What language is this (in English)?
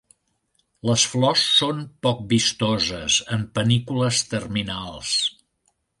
Catalan